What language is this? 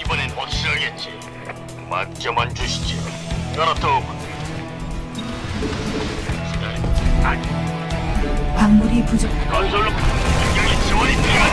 Korean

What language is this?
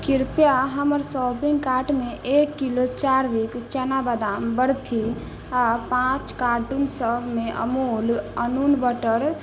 Maithili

